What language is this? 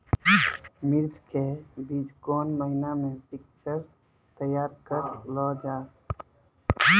Maithili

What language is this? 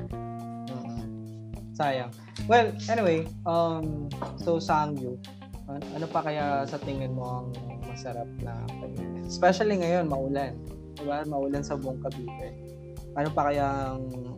Filipino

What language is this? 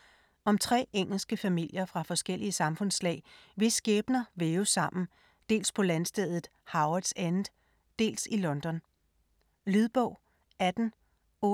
Danish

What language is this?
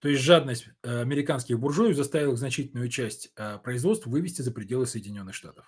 Russian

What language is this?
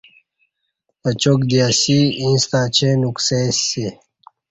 Kati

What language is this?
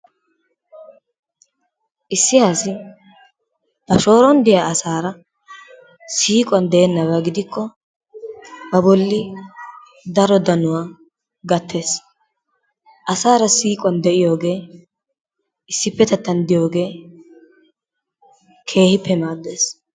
Wolaytta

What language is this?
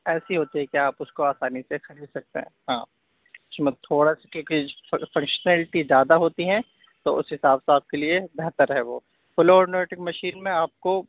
Urdu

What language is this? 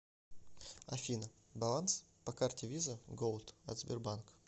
Russian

